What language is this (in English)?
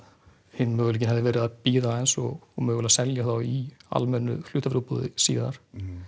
Icelandic